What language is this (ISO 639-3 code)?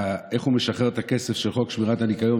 heb